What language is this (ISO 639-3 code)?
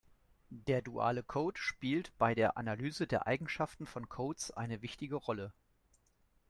deu